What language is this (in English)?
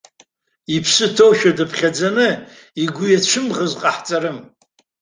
Abkhazian